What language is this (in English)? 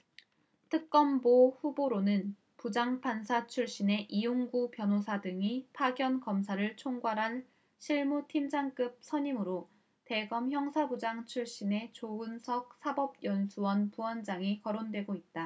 Korean